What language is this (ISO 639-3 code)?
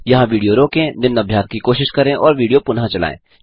hin